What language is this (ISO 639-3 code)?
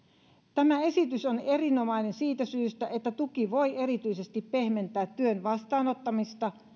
fin